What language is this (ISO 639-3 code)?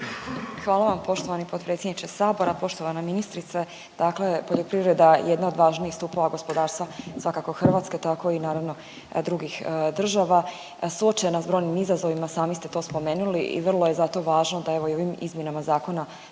hrv